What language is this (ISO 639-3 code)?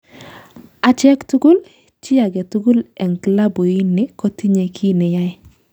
kln